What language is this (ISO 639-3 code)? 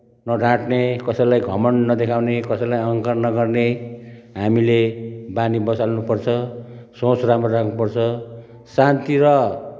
nep